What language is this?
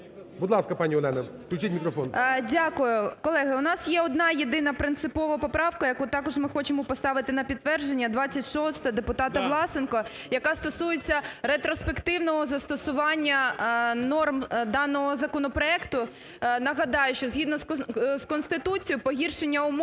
Ukrainian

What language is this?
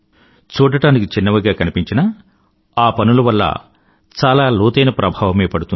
Telugu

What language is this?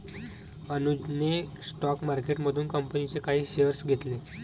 Marathi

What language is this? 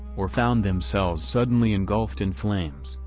English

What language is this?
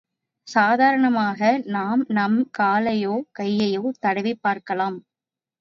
Tamil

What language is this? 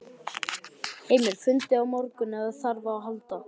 Icelandic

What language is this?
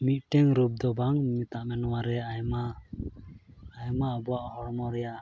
Santali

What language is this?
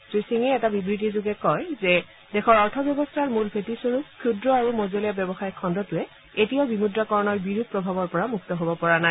Assamese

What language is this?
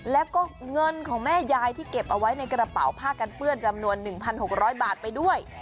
Thai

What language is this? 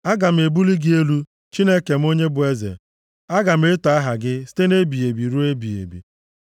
Igbo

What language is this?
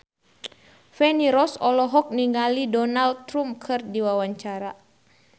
Sundanese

